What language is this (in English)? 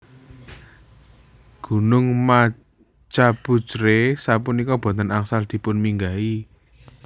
Javanese